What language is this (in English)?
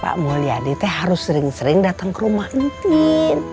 Indonesian